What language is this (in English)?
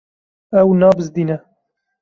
Kurdish